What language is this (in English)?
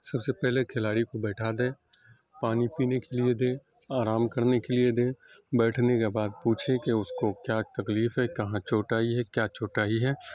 Urdu